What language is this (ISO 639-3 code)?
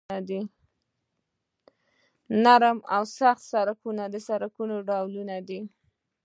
pus